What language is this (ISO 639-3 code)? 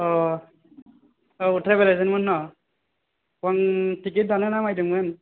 brx